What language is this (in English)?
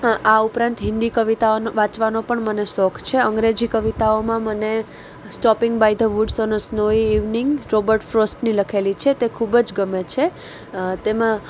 Gujarati